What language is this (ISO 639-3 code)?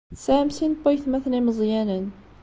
kab